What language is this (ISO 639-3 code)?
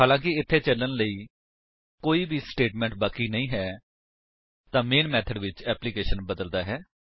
pan